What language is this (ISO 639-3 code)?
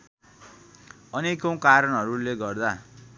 nep